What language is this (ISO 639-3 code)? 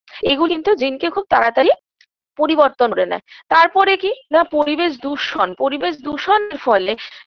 ben